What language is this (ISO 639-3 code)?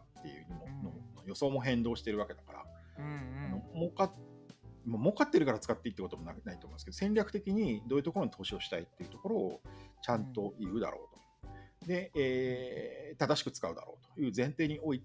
jpn